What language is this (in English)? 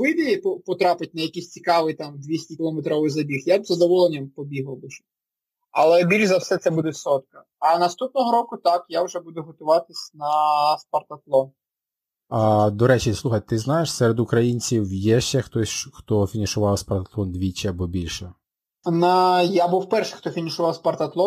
Ukrainian